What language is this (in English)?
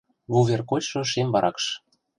Mari